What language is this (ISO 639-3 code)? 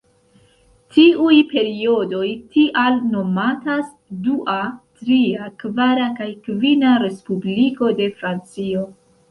epo